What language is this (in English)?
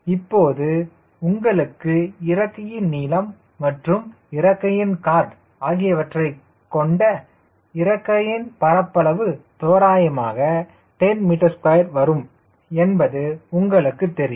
Tamil